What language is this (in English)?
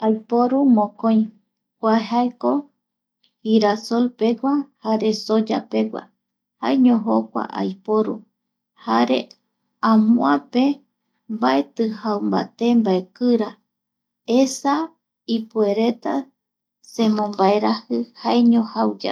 Eastern Bolivian Guaraní